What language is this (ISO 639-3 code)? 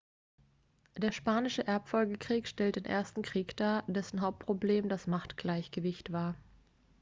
deu